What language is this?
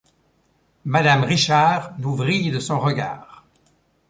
French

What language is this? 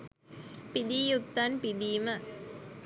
Sinhala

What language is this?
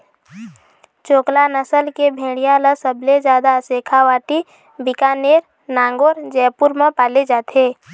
Chhattisgarhi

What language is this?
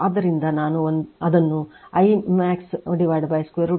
Kannada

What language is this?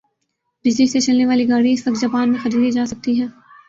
Urdu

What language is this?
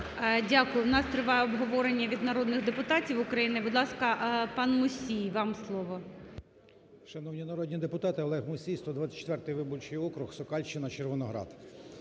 Ukrainian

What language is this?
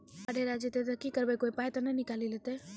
Maithili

